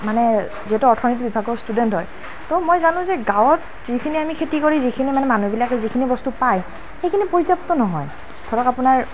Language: Assamese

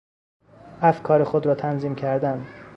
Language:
Persian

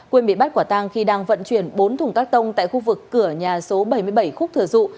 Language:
Vietnamese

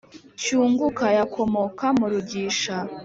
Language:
Kinyarwanda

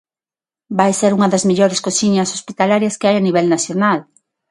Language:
Galician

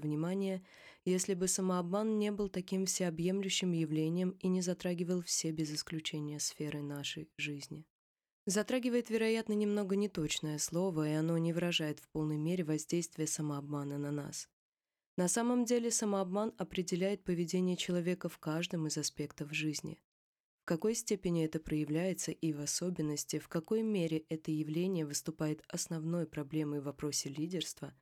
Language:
Russian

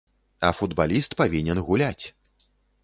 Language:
Belarusian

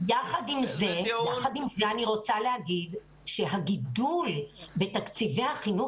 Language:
Hebrew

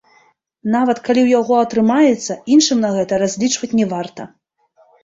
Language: Belarusian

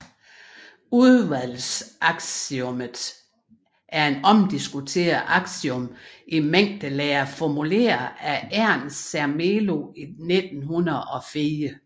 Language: Danish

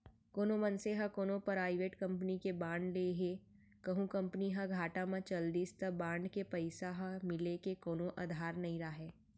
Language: Chhattisgarhi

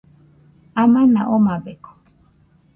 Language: Nüpode Huitoto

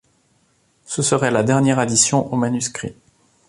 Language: French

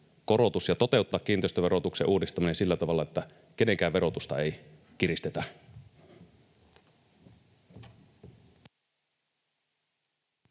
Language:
Finnish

